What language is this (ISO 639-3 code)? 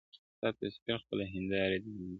pus